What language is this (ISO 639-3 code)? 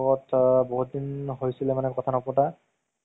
asm